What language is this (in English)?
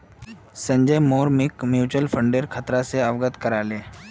Magahi